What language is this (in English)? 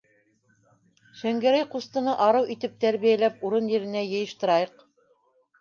Bashkir